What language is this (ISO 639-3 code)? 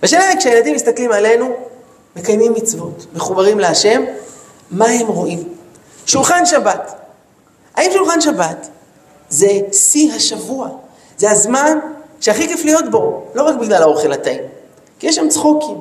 heb